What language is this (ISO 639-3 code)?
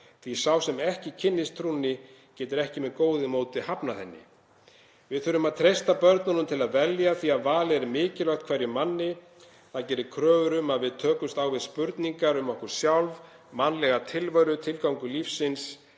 isl